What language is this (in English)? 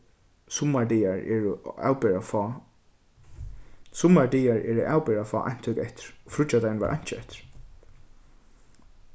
Faroese